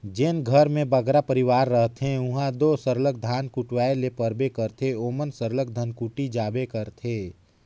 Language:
Chhattisgarhi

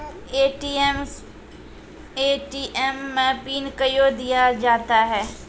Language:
Maithili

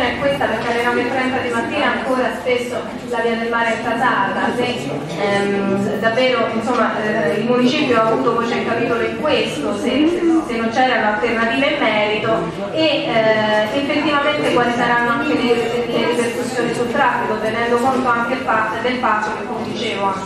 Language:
Italian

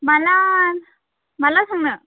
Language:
Bodo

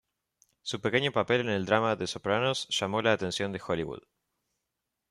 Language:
Spanish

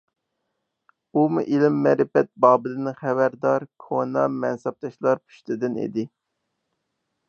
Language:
Uyghur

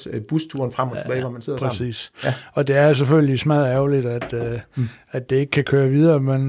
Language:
Danish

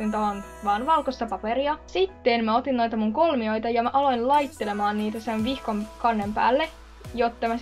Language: Finnish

